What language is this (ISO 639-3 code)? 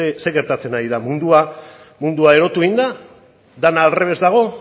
eus